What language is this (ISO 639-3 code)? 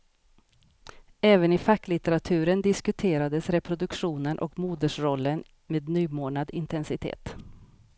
swe